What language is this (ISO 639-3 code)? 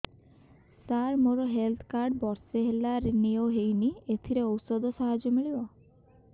ori